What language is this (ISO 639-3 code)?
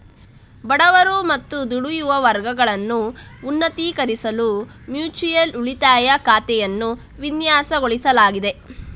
kan